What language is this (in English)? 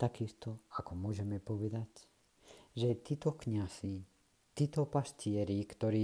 Czech